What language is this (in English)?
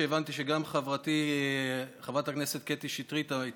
Hebrew